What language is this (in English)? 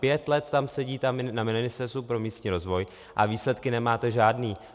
Czech